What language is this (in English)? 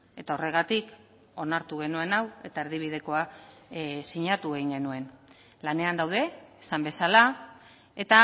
Basque